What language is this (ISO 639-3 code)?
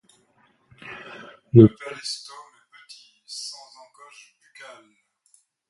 fra